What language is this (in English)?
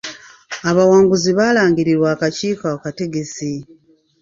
Ganda